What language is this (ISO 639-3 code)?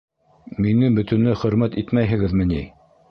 bak